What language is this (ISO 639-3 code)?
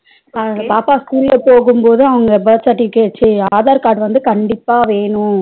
tam